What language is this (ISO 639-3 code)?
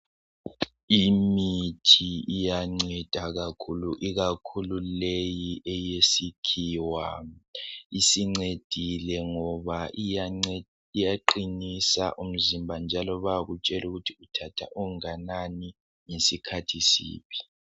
nde